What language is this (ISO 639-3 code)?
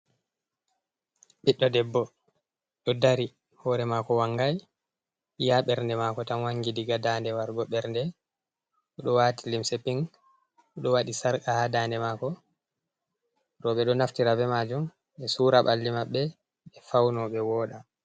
ful